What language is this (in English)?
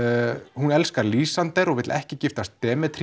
Icelandic